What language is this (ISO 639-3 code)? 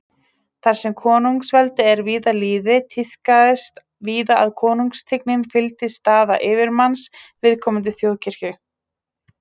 isl